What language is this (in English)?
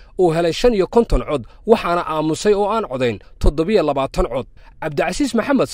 Arabic